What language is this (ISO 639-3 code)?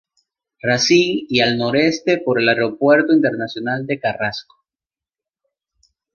spa